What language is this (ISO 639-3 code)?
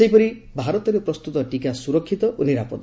ori